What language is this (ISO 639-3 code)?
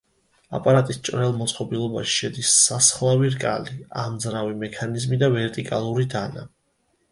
kat